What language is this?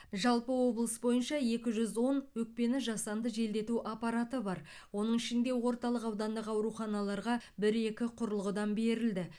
Kazakh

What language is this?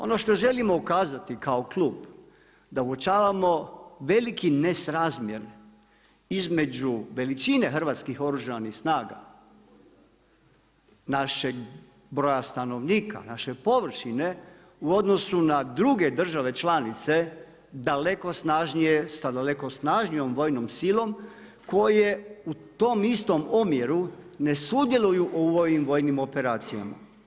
Croatian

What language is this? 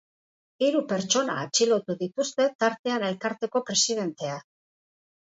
Basque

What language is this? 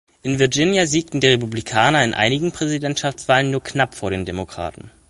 German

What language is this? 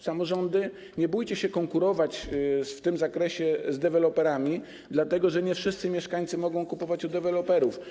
Polish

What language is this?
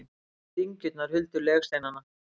Icelandic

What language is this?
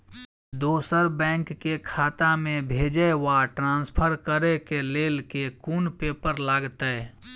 Maithili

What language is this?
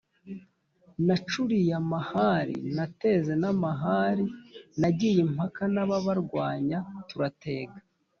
Kinyarwanda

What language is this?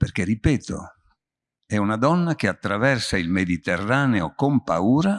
Italian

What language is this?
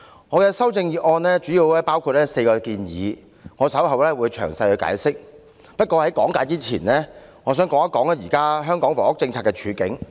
Cantonese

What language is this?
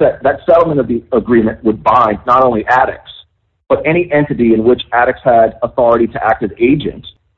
English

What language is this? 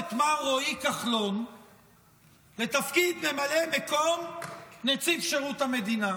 Hebrew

